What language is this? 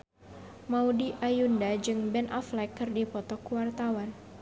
Sundanese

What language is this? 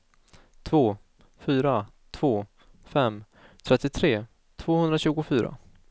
Swedish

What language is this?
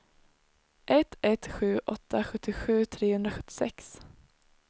Swedish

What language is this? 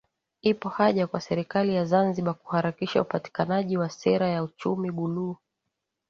Swahili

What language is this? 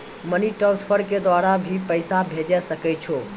Maithili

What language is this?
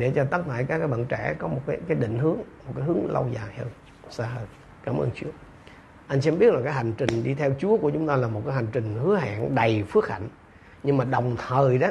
Vietnamese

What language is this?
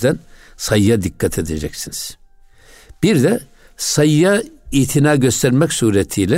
Turkish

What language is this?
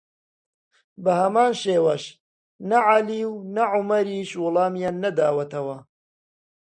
Central Kurdish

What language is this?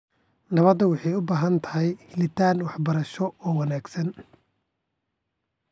Somali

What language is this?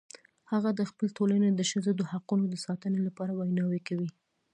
Pashto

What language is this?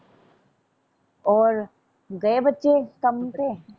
Punjabi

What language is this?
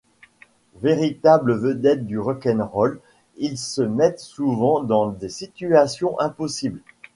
French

